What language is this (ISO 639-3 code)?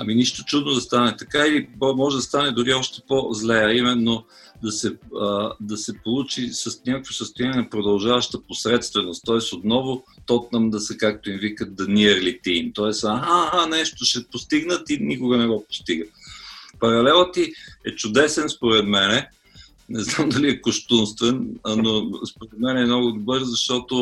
bul